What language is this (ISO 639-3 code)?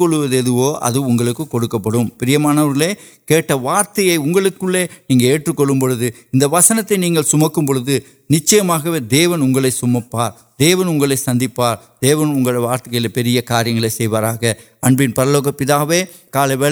urd